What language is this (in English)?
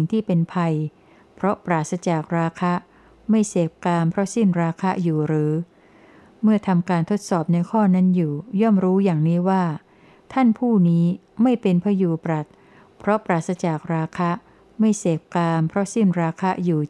Thai